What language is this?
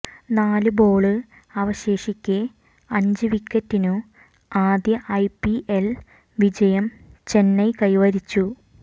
Malayalam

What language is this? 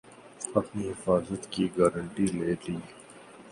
Urdu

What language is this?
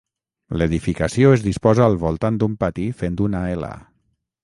Catalan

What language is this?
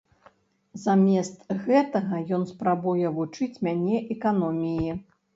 Belarusian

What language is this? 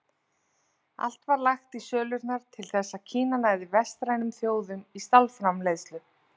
Icelandic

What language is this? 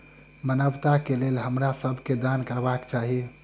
Maithili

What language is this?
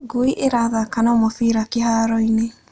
Kikuyu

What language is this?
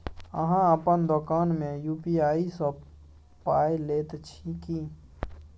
Maithili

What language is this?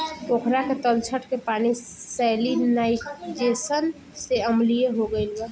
Bhojpuri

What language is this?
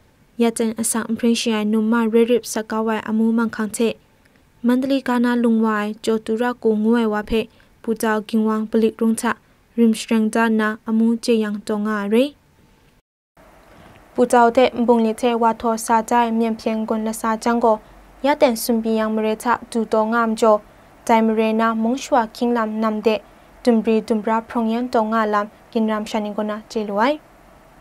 Thai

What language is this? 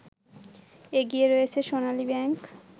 Bangla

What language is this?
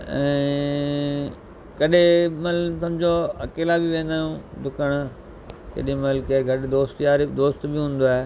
Sindhi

